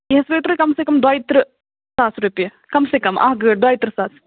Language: Kashmiri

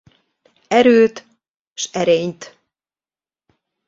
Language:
Hungarian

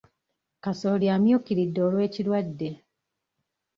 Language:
Ganda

